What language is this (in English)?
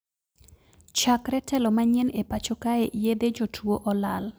Luo (Kenya and Tanzania)